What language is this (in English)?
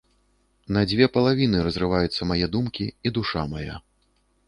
Belarusian